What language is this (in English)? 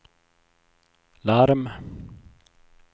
Swedish